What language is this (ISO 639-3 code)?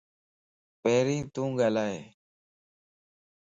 lss